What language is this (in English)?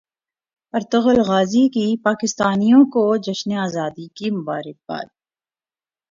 Urdu